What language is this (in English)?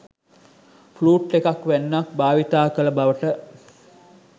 Sinhala